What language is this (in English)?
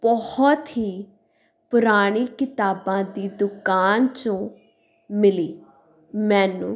Punjabi